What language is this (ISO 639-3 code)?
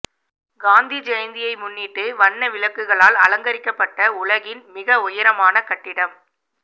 tam